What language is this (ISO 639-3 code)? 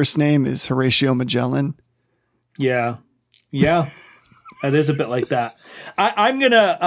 eng